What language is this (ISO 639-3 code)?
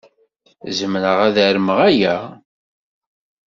kab